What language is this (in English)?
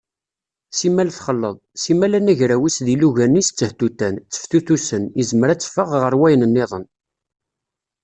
Kabyle